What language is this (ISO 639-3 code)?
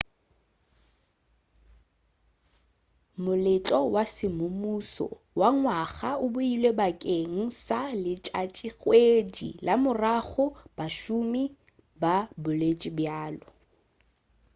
nso